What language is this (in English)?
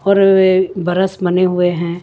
Hindi